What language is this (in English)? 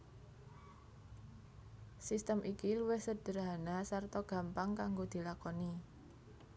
Javanese